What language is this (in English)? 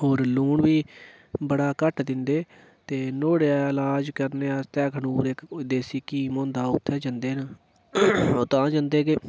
Dogri